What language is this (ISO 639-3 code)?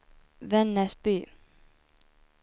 swe